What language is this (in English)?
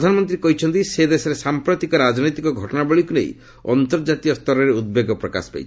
Odia